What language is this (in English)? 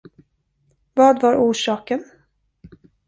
Swedish